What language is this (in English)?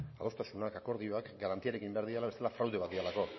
Basque